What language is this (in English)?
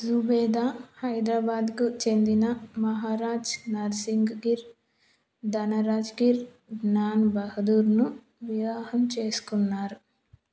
Telugu